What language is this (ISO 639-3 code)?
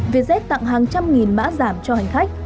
vie